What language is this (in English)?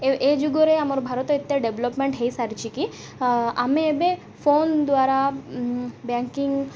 Odia